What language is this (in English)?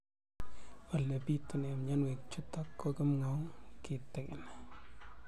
Kalenjin